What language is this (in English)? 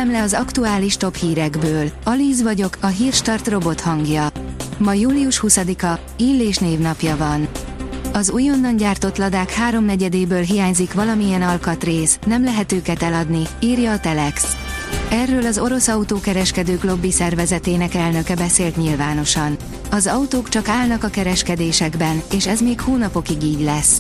Hungarian